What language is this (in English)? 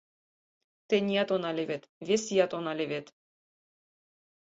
Mari